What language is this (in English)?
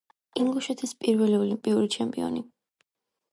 Georgian